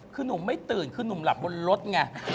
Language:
Thai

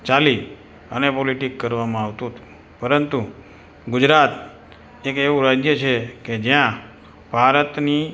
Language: Gujarati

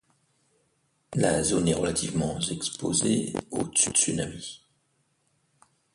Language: French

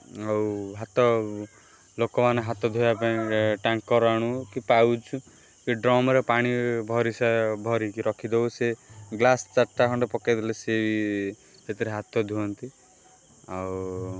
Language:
Odia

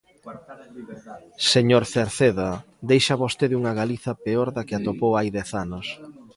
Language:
Galician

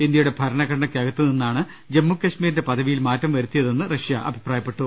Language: Malayalam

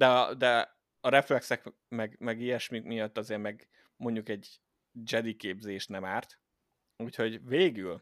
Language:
Hungarian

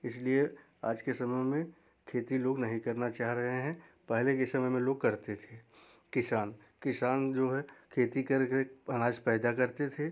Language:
Hindi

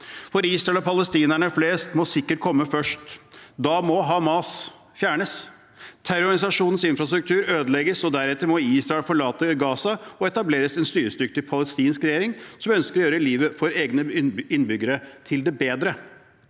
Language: Norwegian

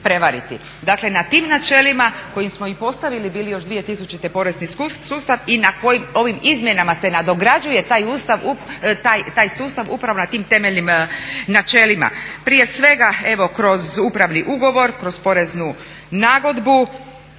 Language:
Croatian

